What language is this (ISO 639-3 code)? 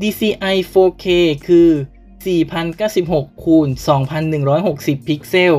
tha